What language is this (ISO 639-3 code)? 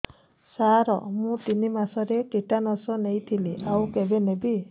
ori